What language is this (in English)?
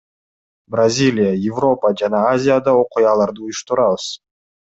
Kyrgyz